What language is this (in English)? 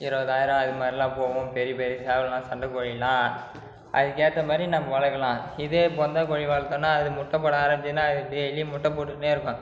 Tamil